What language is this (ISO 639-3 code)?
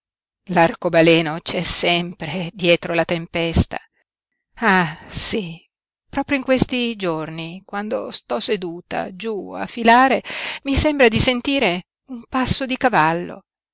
ita